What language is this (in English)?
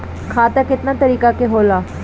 Bhojpuri